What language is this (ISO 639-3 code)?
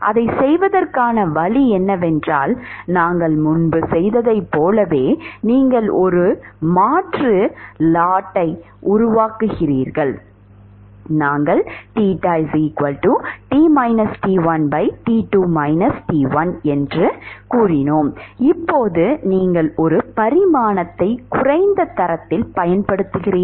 tam